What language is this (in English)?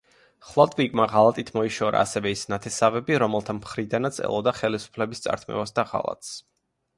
Georgian